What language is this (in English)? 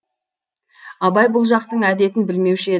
Kazakh